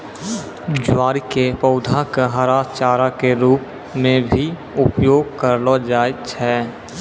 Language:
Maithili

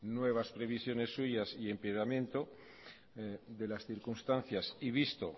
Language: Spanish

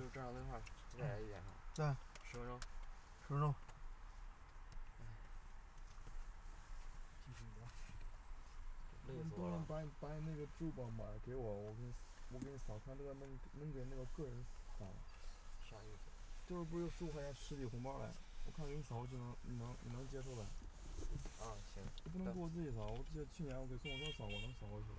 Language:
Chinese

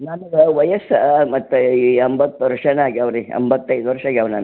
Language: Kannada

